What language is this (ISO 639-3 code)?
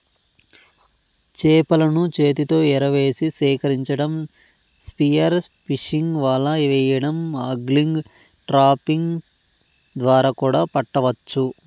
tel